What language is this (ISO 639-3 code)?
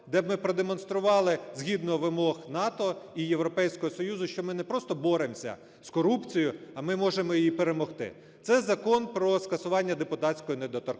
ukr